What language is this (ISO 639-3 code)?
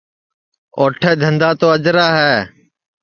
ssi